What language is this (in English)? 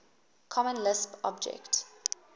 English